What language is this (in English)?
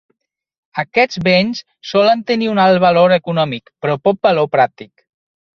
Catalan